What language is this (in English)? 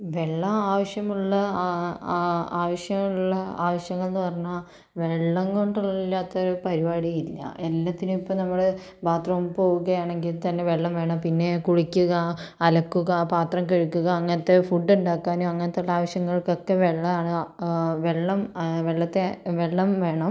Malayalam